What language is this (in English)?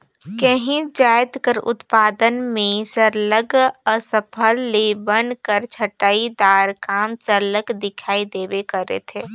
Chhattisgarhi